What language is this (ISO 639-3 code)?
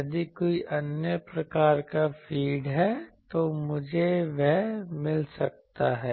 hin